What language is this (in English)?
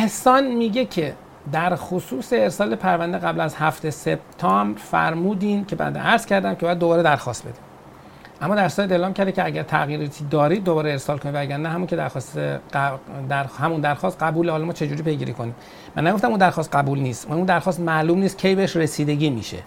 Persian